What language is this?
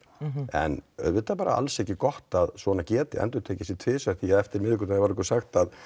Icelandic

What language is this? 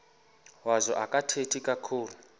Xhosa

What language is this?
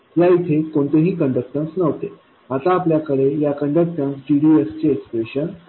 Marathi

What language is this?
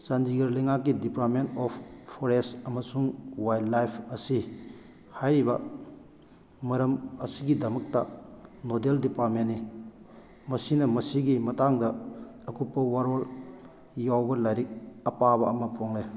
Manipuri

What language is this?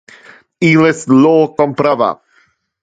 Interlingua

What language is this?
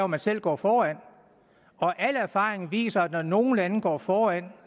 Danish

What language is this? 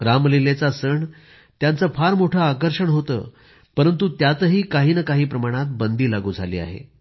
Marathi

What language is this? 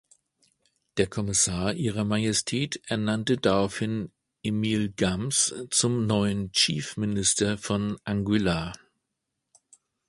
German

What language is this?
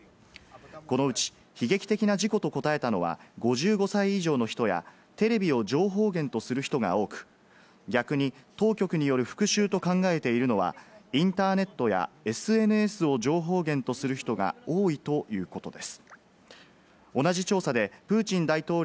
Japanese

